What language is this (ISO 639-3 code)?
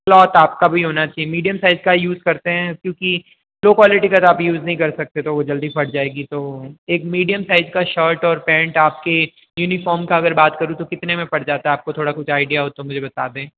hin